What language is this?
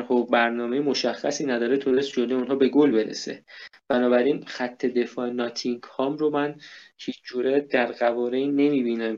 Persian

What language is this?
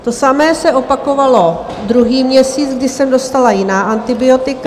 Czech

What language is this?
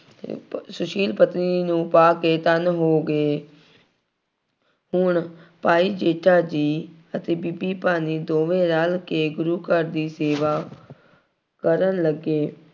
Punjabi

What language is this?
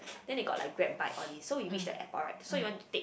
English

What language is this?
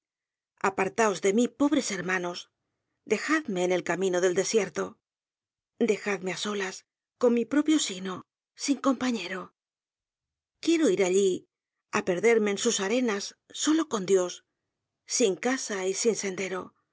Spanish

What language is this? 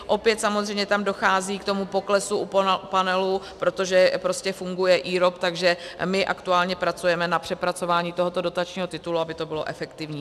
Czech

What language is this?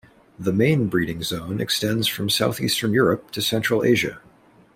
English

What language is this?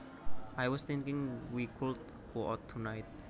Javanese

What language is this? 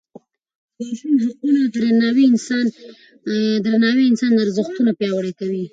Pashto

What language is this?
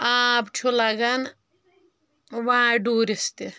Kashmiri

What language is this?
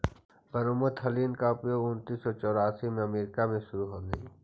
Magahi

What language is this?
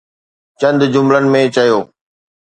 Sindhi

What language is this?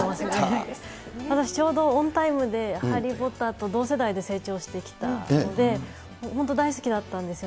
Japanese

